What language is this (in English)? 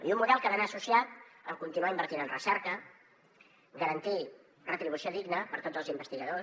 Catalan